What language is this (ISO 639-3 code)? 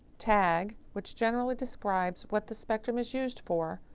eng